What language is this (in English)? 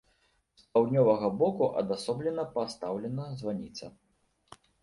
Belarusian